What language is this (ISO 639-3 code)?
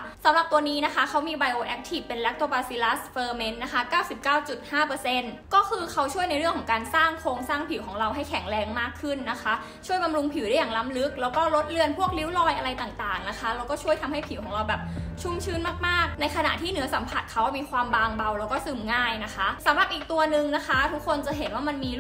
tha